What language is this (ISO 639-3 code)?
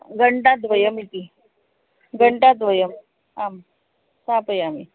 san